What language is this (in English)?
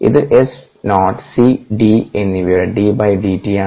Malayalam